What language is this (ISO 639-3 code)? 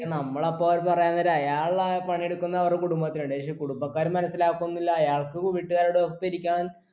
mal